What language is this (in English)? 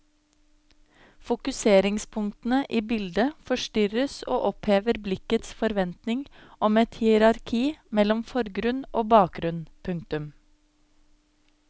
Norwegian